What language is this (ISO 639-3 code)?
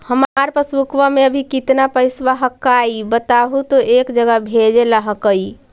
mag